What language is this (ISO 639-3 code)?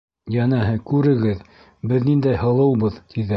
bak